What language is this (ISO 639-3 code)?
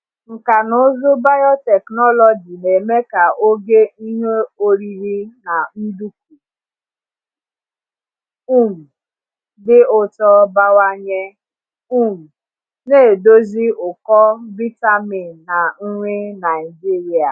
ibo